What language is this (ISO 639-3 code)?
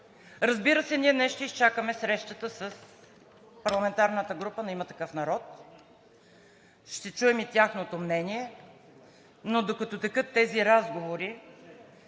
bul